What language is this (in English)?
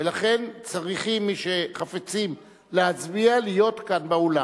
Hebrew